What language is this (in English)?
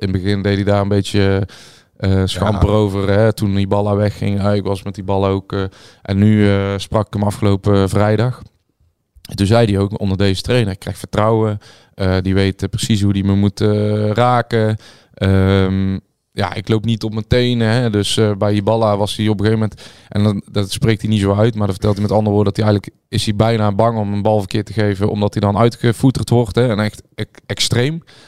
Dutch